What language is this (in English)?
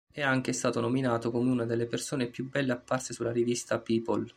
Italian